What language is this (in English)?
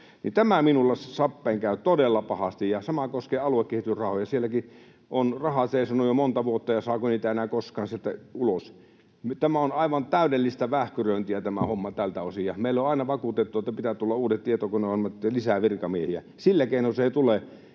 Finnish